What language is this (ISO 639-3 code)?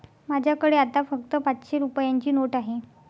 mar